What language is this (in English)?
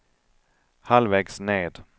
Swedish